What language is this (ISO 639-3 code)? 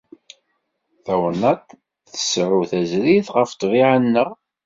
kab